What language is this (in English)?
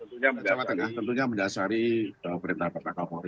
Indonesian